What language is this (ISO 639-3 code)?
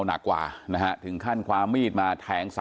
tha